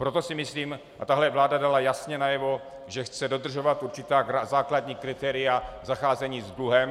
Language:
Czech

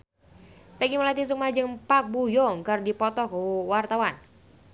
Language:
Sundanese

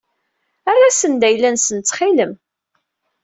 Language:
Kabyle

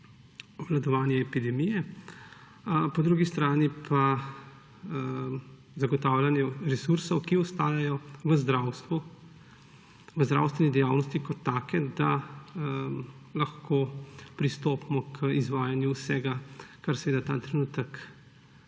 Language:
Slovenian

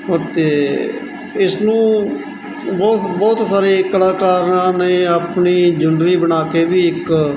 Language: Punjabi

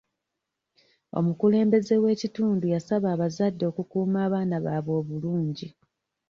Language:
Ganda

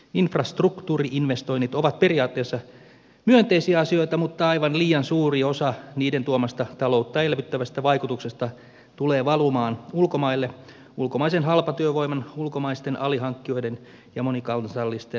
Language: Finnish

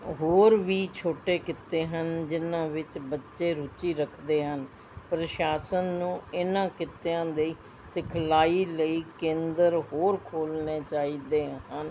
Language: Punjabi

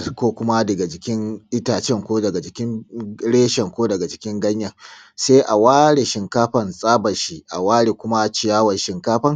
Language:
Hausa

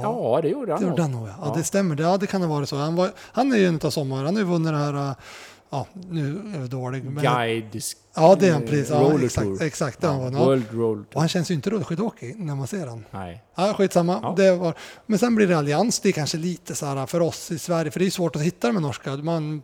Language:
Swedish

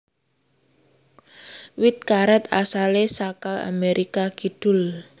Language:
Javanese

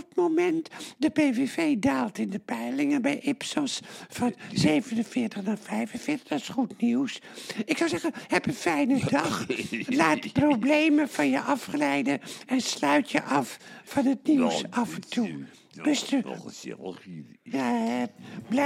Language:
Dutch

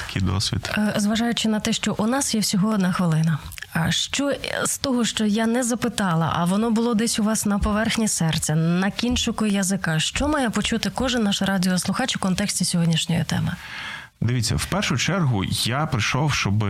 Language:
Ukrainian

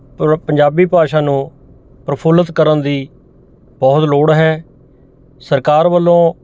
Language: Punjabi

